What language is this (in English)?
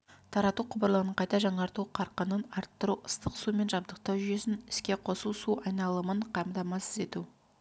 Kazakh